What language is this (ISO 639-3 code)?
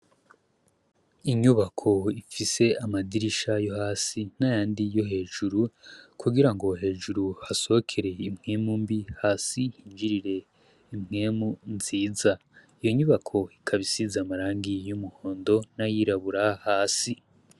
run